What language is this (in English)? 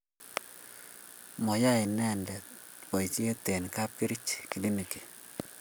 Kalenjin